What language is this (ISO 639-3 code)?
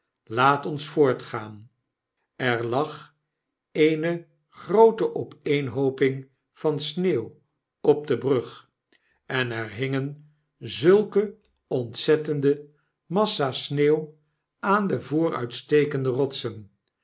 nld